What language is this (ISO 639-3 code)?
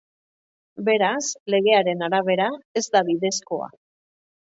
eus